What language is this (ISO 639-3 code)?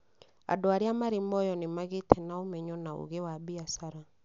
kik